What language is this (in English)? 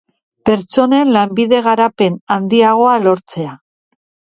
Basque